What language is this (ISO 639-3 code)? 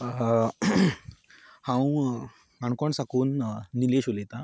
kok